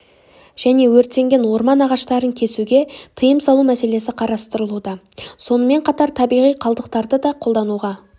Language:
Kazakh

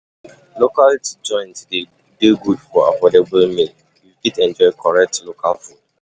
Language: Nigerian Pidgin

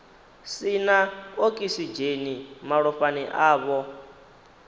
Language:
Venda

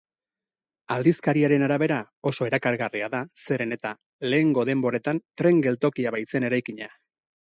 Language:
Basque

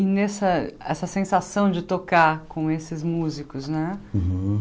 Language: Portuguese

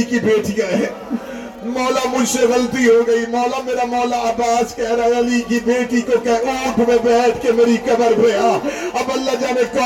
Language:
Urdu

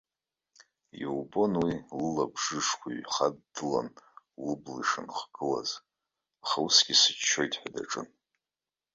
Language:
Abkhazian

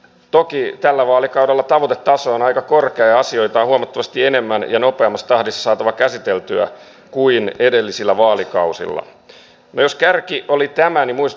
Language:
Finnish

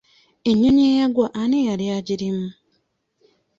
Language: Ganda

